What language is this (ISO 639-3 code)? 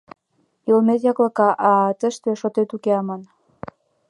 chm